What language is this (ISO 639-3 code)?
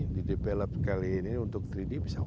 ind